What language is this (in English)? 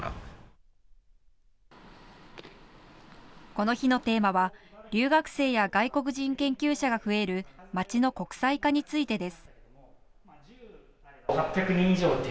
Japanese